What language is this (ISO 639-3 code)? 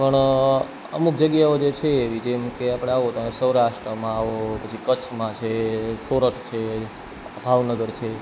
guj